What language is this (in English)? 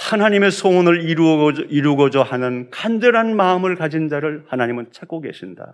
Korean